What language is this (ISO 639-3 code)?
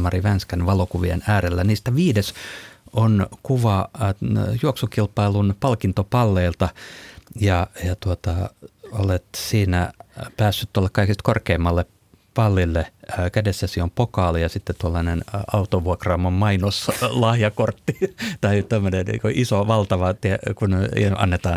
fin